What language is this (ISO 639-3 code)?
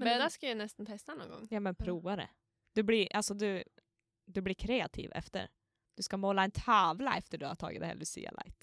swe